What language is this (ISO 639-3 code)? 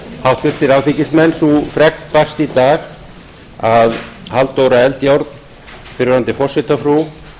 isl